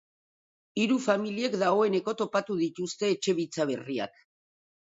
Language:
Basque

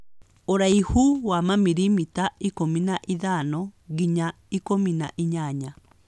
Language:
Kikuyu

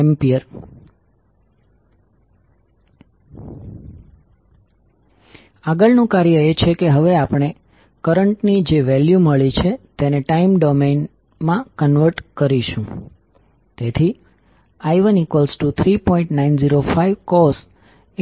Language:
Gujarati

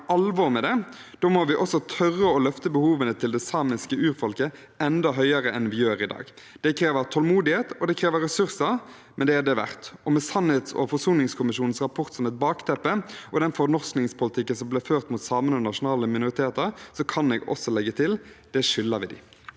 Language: Norwegian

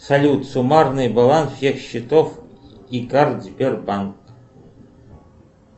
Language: Russian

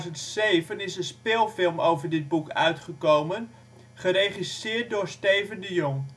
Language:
Dutch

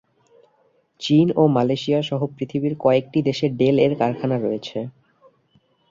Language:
Bangla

